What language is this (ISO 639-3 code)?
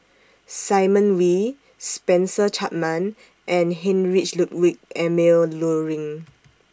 eng